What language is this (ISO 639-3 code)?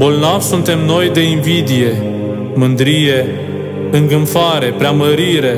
ron